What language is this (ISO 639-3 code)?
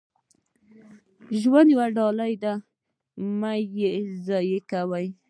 pus